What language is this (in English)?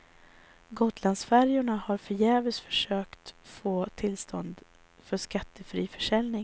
Swedish